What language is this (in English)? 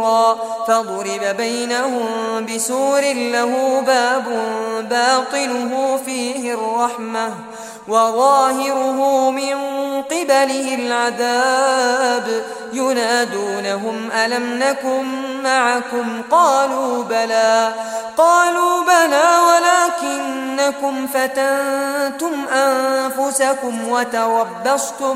Arabic